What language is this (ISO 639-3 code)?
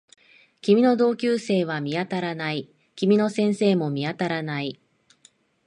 jpn